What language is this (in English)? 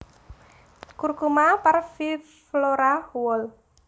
Javanese